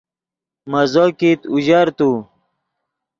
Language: Yidgha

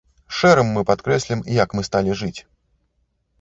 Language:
Belarusian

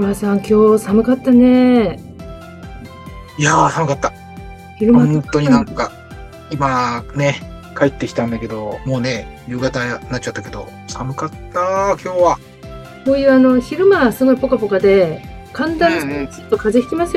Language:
Japanese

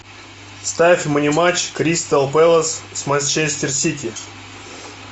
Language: Russian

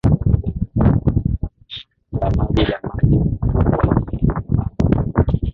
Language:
Swahili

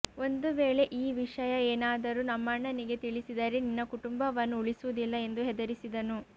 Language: Kannada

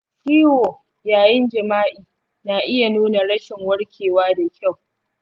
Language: Hausa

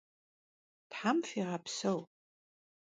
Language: Kabardian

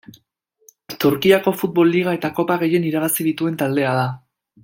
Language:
Basque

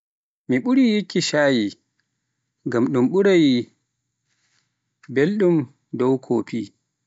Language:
Pular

